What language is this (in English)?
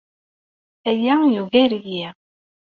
Kabyle